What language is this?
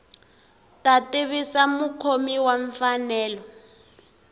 Tsonga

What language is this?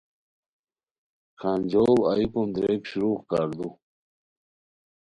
Khowar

